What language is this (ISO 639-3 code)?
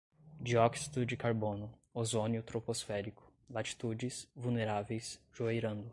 por